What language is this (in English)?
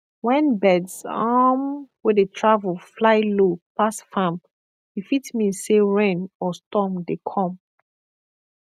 Nigerian Pidgin